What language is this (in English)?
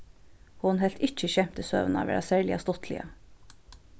Faroese